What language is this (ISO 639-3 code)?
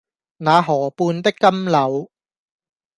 yue